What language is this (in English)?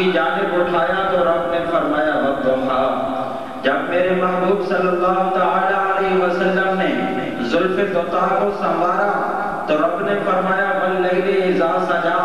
Arabic